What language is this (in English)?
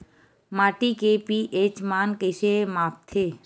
Chhattisgarhi